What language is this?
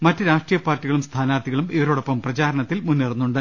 Malayalam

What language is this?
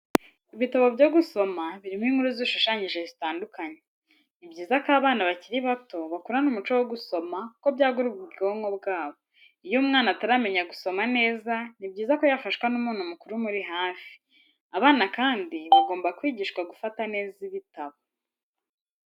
Kinyarwanda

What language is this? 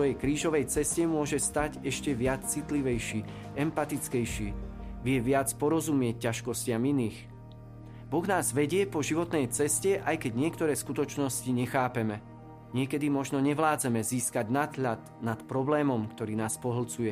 Slovak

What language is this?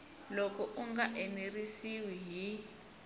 Tsonga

